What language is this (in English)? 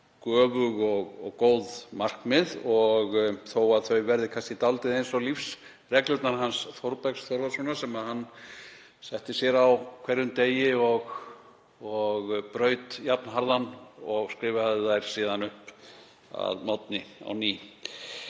Icelandic